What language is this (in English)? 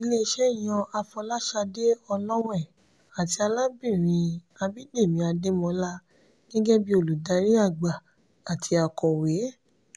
Yoruba